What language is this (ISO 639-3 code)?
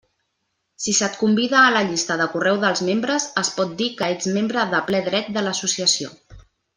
cat